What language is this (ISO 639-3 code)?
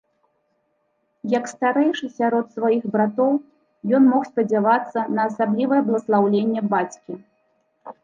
bel